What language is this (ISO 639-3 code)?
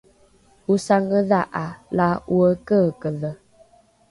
dru